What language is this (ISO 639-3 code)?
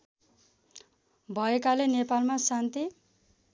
nep